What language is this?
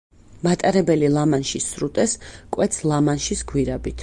Georgian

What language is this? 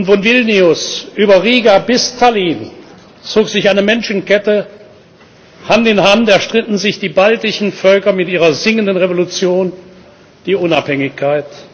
German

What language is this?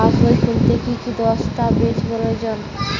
Bangla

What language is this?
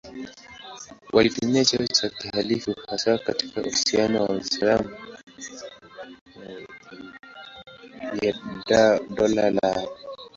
Swahili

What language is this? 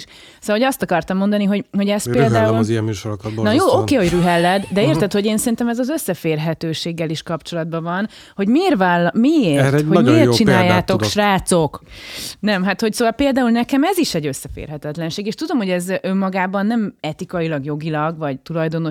Hungarian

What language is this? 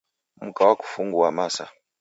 Taita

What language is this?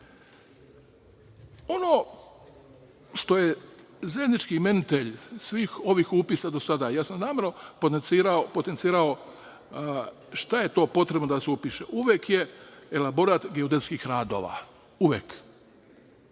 Serbian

